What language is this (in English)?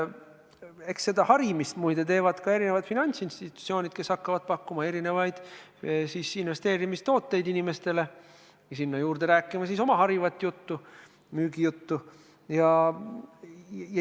Estonian